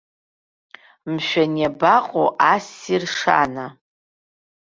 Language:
Abkhazian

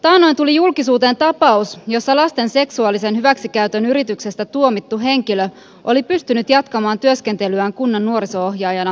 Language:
Finnish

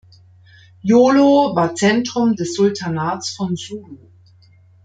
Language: German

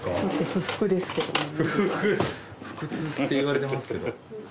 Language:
Japanese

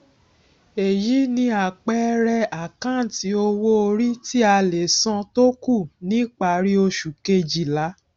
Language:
Yoruba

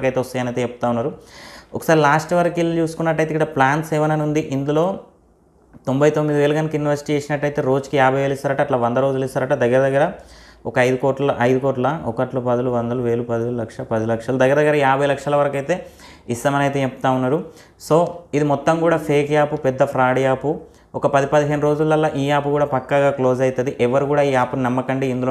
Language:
Telugu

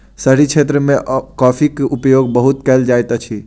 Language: Maithili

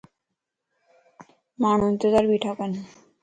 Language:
Lasi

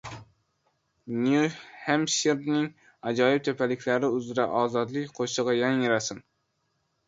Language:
Uzbek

